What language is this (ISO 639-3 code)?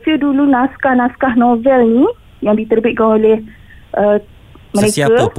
msa